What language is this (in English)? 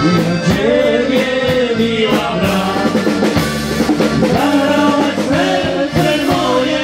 Polish